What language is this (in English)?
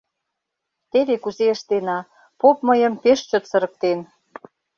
Mari